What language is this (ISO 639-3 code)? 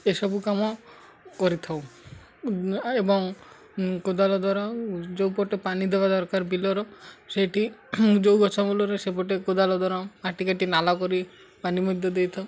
ori